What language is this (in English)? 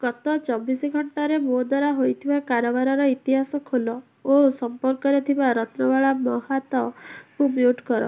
Odia